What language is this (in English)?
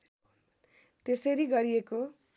Nepali